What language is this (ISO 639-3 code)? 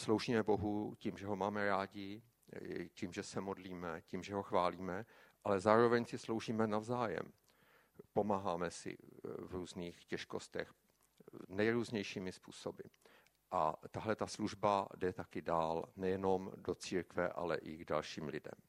ces